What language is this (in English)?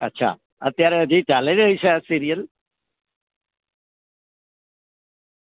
Gujarati